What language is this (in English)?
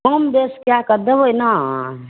Maithili